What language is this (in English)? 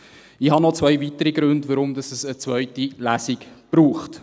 Swiss German